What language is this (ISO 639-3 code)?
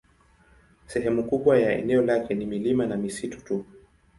swa